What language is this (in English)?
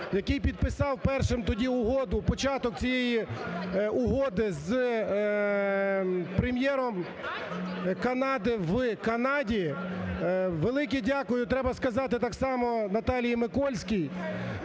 Ukrainian